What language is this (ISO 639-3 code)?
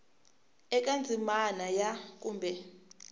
tso